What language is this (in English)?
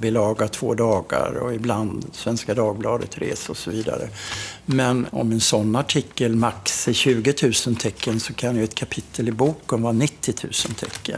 Swedish